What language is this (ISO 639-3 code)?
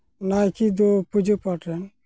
sat